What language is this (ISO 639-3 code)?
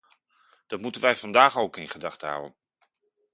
nld